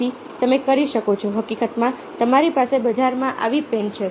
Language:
Gujarati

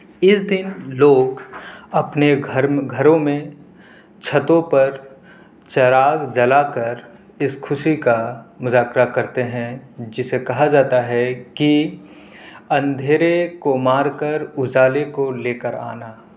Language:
Urdu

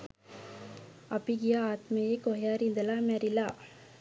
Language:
Sinhala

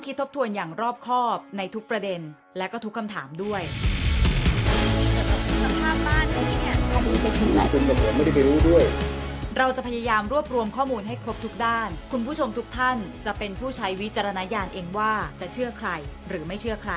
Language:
Thai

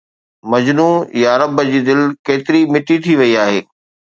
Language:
Sindhi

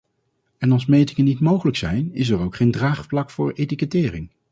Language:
Dutch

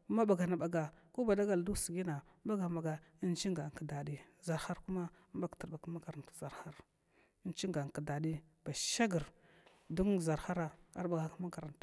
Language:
Glavda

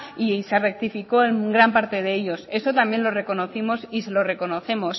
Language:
Spanish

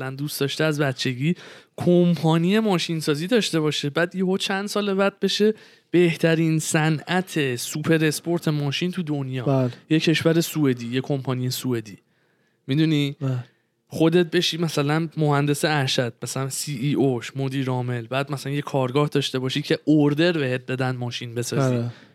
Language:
Persian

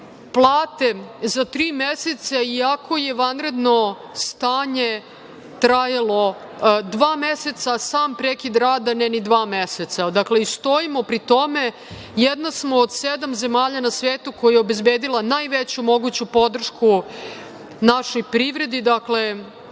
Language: Serbian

